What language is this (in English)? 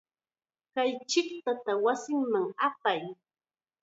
Chiquián Ancash Quechua